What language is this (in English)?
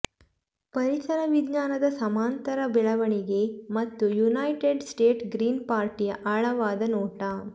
Kannada